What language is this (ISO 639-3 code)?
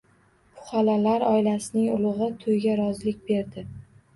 uzb